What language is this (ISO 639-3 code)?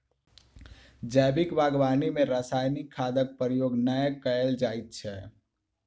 mai